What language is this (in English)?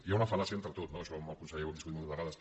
Catalan